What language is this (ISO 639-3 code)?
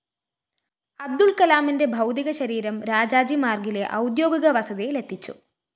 mal